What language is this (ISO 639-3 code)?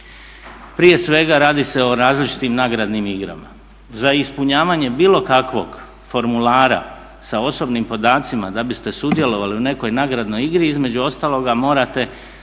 hrv